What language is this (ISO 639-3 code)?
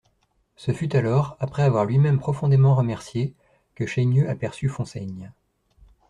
fra